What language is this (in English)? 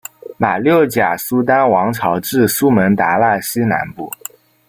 Chinese